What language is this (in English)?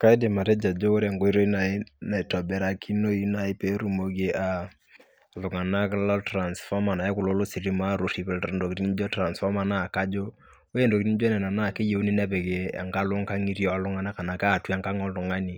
Masai